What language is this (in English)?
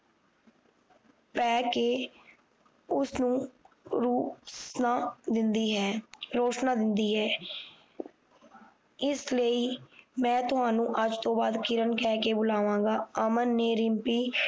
Punjabi